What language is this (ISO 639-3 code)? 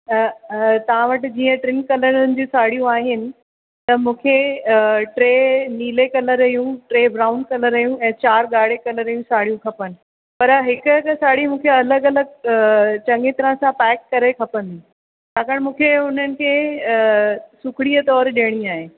snd